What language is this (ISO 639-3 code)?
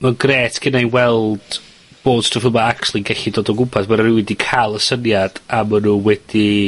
cym